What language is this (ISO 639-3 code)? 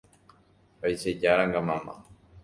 grn